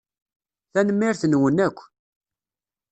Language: Kabyle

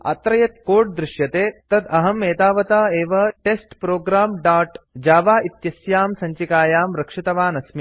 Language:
Sanskrit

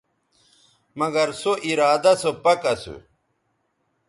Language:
Bateri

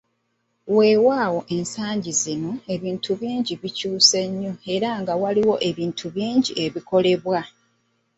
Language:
Ganda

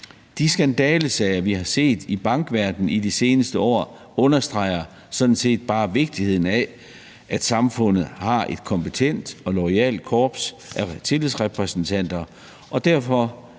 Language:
Danish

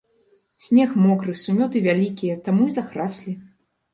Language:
Belarusian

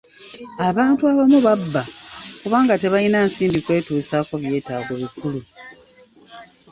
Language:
Ganda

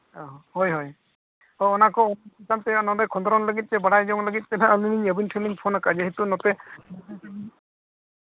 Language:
Santali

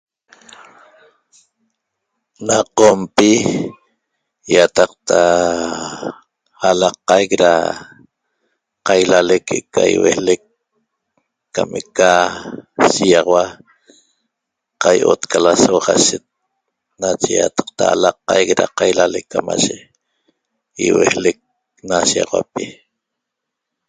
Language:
Toba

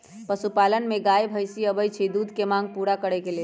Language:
Magahi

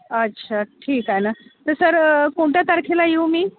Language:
Marathi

